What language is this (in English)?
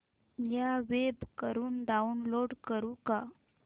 Marathi